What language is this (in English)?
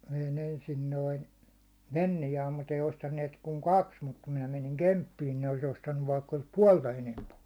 Finnish